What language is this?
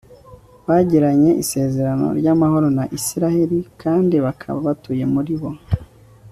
Kinyarwanda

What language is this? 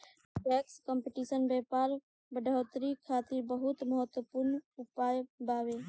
Bhojpuri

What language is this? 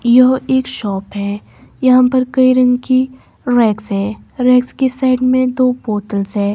Hindi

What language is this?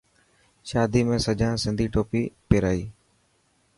Dhatki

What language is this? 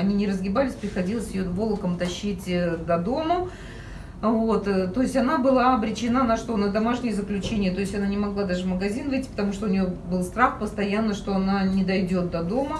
Russian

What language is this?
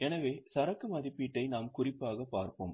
Tamil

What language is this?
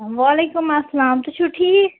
Kashmiri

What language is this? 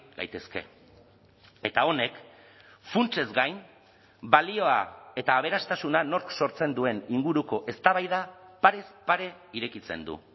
Basque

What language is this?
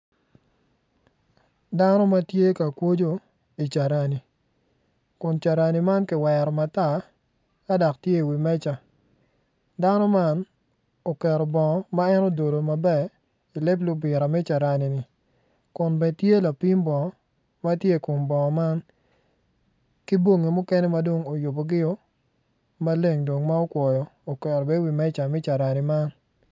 Acoli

